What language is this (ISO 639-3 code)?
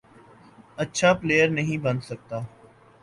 urd